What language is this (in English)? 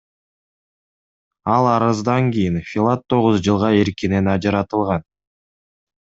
Kyrgyz